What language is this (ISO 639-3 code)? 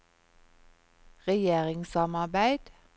nor